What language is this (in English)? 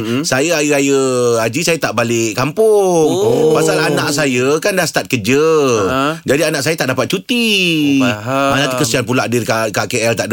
Malay